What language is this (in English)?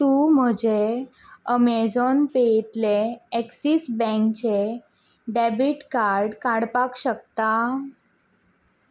Konkani